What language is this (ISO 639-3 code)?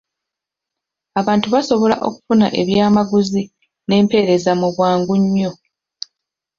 lug